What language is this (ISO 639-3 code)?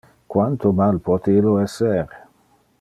ina